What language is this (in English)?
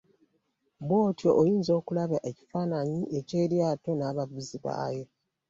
Ganda